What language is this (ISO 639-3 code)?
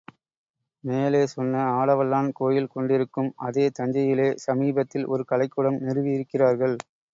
tam